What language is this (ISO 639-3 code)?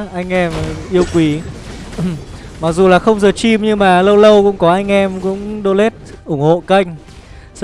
vie